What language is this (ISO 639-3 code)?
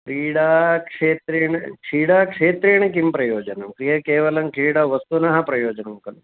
san